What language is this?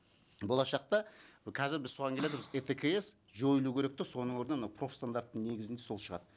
Kazakh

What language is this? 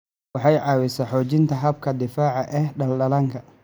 Somali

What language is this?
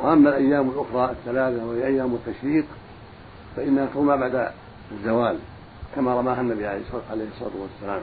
Arabic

